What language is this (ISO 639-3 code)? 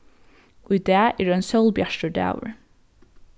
fao